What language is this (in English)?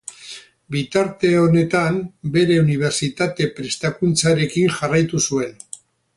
Basque